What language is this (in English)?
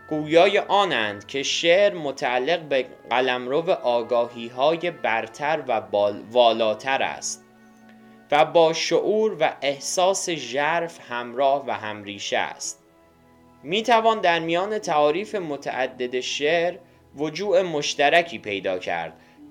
Persian